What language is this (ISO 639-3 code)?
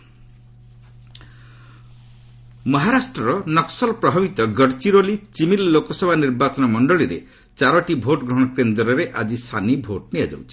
ori